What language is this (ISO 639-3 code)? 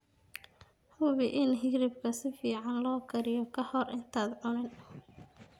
som